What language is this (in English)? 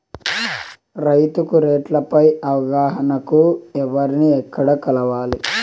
Telugu